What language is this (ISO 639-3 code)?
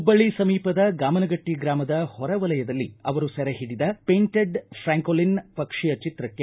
kan